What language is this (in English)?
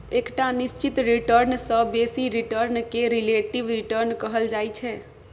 Maithili